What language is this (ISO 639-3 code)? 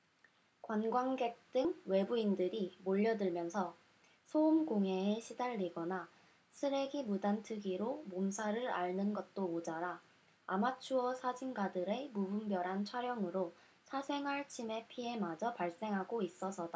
kor